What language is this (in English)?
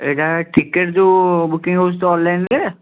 Odia